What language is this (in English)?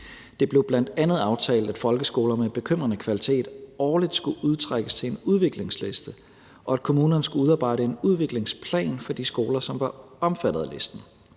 Danish